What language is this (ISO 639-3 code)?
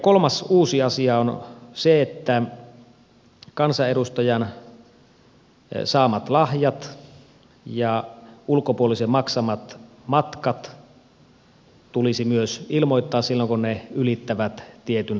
fin